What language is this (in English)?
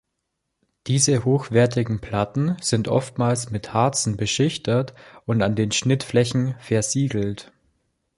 German